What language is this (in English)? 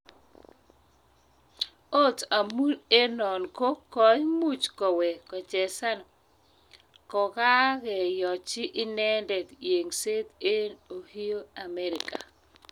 Kalenjin